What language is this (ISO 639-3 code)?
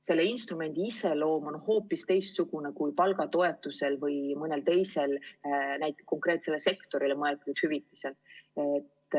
est